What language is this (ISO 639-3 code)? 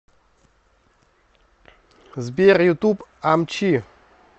rus